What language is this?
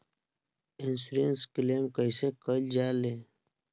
Bhojpuri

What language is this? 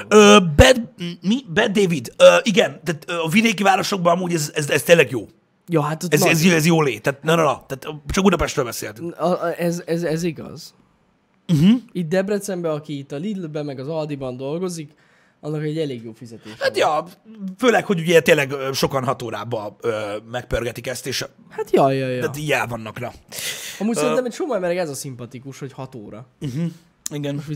Hungarian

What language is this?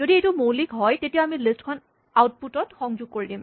Assamese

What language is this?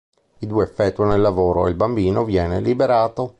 Italian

